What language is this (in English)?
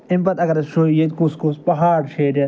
Kashmiri